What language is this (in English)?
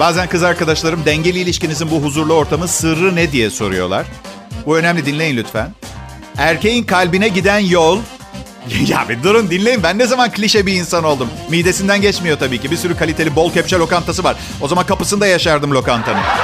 Turkish